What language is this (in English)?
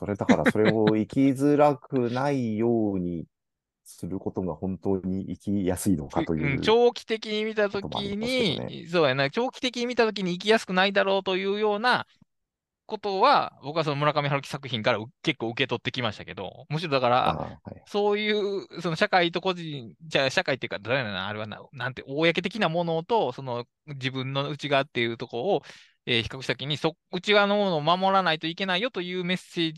Japanese